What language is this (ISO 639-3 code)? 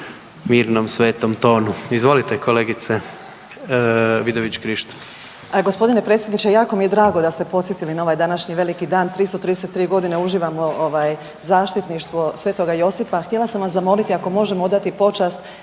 hrv